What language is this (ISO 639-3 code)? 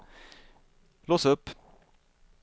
swe